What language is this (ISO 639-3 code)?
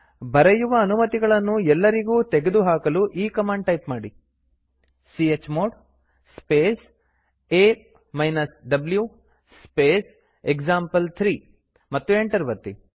kan